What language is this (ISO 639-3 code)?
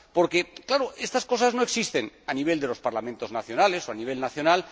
spa